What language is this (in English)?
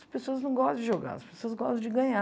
Portuguese